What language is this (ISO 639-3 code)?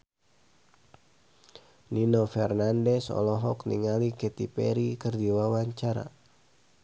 sun